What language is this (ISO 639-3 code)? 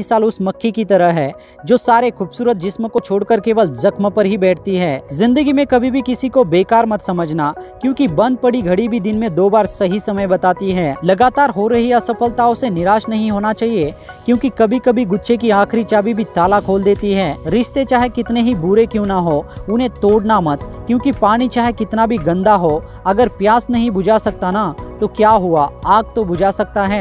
hin